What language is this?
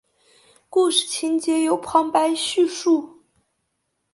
Chinese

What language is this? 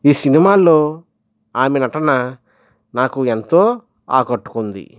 Telugu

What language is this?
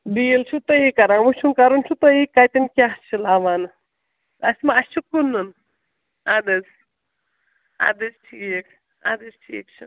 Kashmiri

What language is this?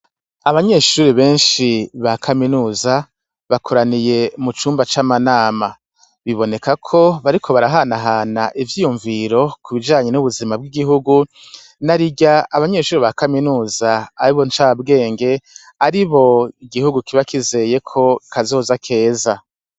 Rundi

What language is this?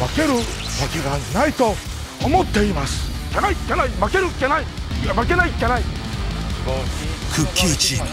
Japanese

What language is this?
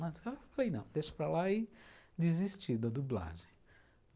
Portuguese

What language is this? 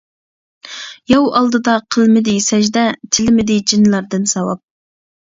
Uyghur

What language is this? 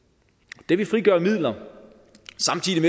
Danish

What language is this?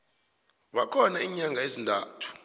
South Ndebele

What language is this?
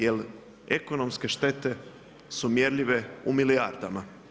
Croatian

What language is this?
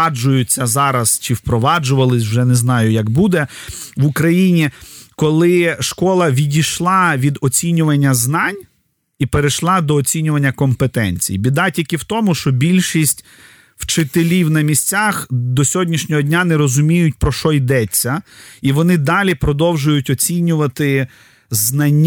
Ukrainian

